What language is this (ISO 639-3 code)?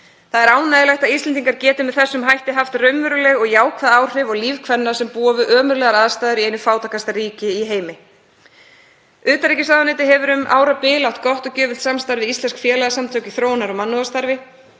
isl